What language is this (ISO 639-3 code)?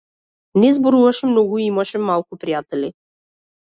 mkd